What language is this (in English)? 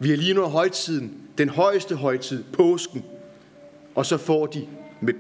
Danish